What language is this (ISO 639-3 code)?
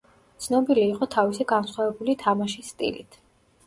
kat